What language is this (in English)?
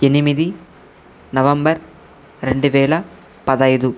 Telugu